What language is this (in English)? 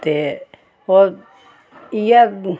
Dogri